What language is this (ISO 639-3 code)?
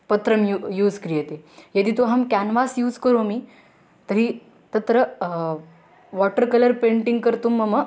san